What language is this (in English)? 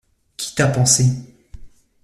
French